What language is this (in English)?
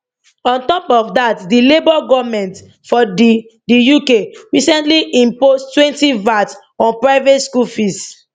Nigerian Pidgin